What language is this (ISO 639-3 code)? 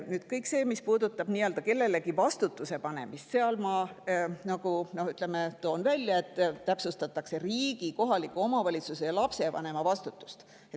est